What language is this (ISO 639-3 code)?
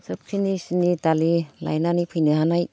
brx